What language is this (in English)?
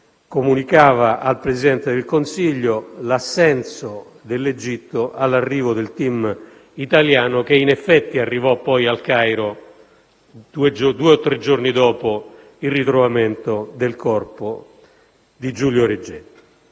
Italian